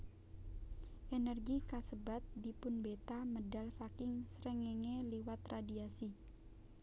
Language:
Javanese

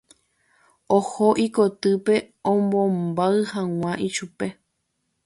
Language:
Guarani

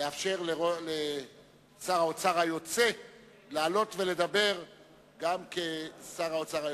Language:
Hebrew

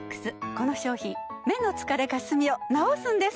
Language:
Japanese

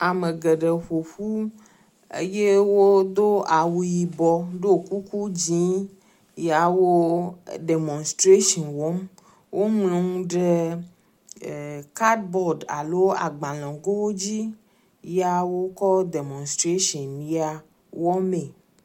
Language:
Ewe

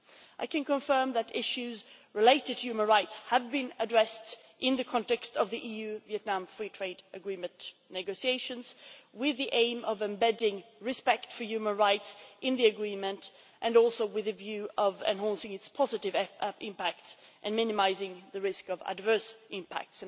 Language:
English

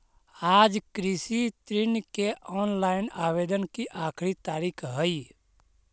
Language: Magahi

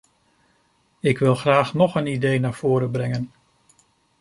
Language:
Dutch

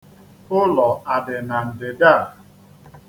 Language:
Igbo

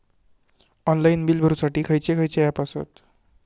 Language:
Marathi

